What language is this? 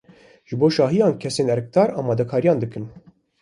Kurdish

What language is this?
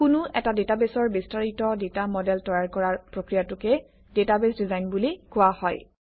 Assamese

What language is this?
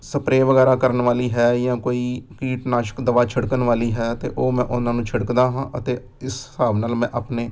Punjabi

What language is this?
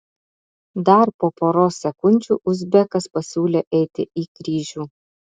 Lithuanian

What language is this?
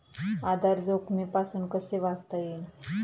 Marathi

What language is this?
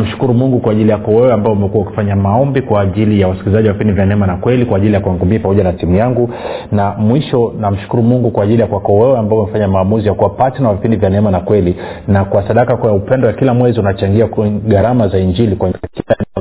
Swahili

